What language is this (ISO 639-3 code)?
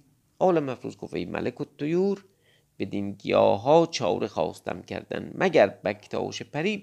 fas